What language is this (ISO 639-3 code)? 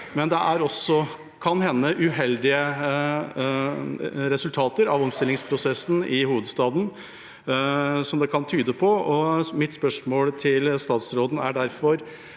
nor